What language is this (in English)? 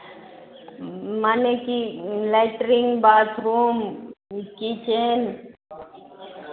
Maithili